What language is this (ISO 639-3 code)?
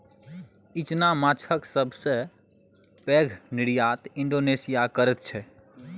mai